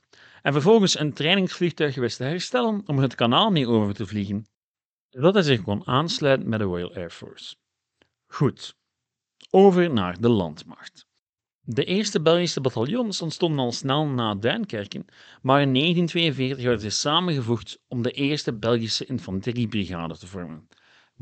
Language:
Dutch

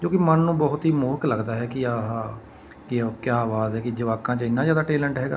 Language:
Punjabi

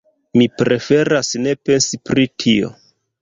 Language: Esperanto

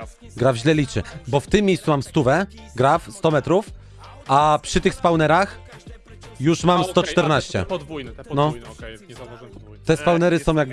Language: Polish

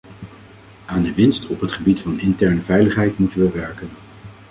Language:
Dutch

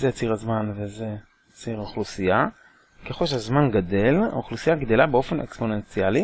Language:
Hebrew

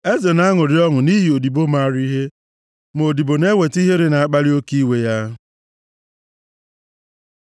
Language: Igbo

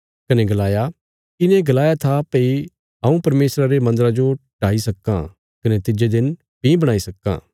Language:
Bilaspuri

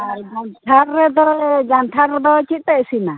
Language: Santali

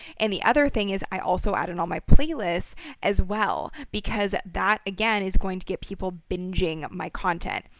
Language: English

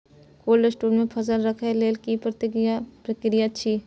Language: Maithili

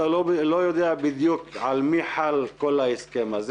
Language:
Hebrew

